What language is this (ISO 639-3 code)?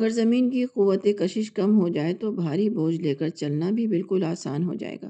urd